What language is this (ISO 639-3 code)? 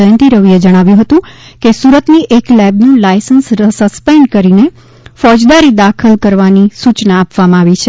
guj